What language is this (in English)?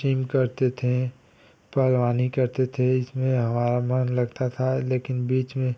Hindi